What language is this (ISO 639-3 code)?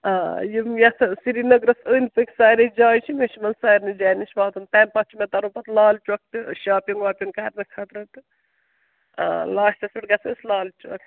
kas